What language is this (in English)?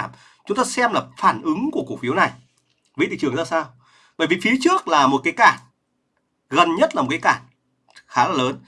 Vietnamese